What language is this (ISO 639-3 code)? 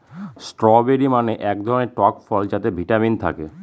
ben